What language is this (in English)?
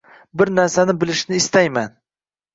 Uzbek